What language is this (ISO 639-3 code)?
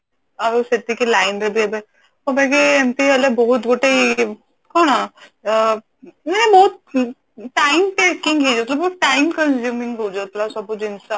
ori